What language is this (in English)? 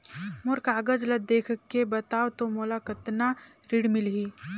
Chhattisgarhi